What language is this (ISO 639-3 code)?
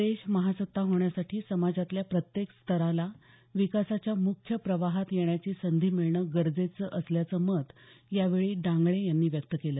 mar